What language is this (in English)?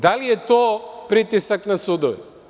Serbian